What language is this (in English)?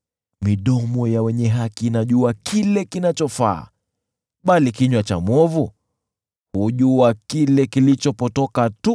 Swahili